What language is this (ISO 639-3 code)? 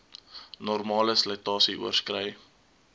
afr